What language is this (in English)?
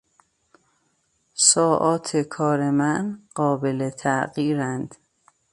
Persian